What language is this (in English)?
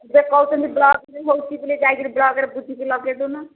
Odia